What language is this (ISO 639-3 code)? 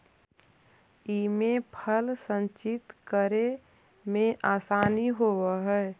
mag